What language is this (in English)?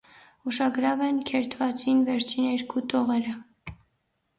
Armenian